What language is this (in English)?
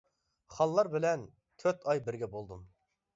Uyghur